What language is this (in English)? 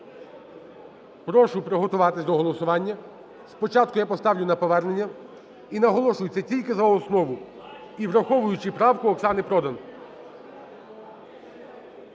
Ukrainian